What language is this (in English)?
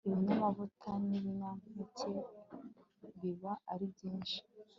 Kinyarwanda